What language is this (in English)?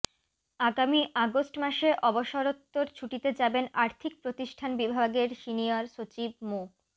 Bangla